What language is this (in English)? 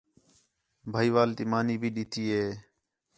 Khetrani